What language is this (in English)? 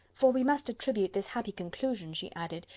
English